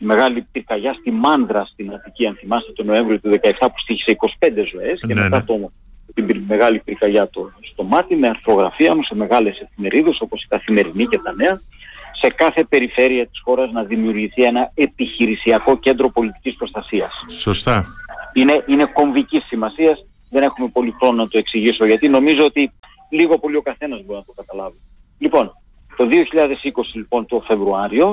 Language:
Greek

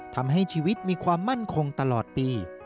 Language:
Thai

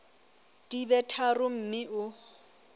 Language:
Southern Sotho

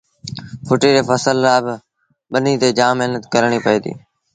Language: Sindhi Bhil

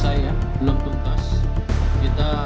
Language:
Indonesian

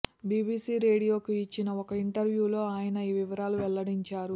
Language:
Telugu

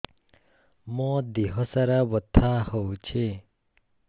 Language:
Odia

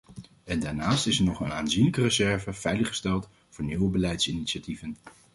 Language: Dutch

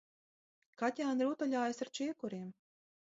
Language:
Latvian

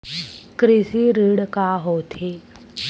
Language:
Chhattisgarhi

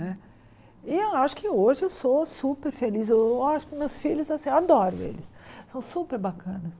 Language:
Portuguese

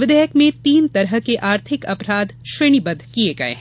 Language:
Hindi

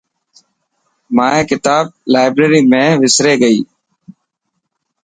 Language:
Dhatki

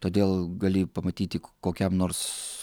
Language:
Lithuanian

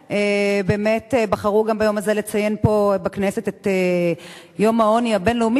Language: Hebrew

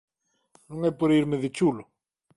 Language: Galician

